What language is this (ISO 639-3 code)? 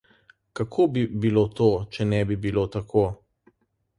slv